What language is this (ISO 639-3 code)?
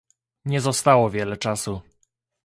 pol